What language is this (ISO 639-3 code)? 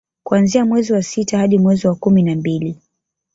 swa